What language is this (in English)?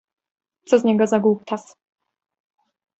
Polish